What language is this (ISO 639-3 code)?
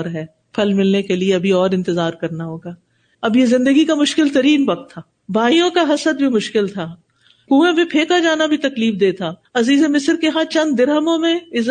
urd